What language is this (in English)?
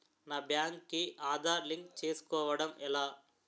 Telugu